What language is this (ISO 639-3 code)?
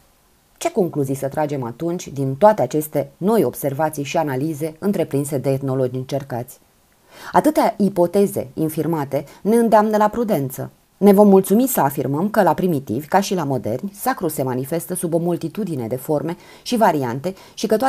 ron